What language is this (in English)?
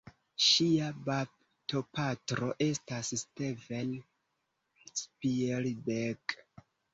Esperanto